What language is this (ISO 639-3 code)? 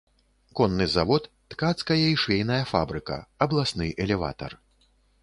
bel